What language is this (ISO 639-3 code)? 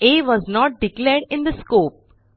mar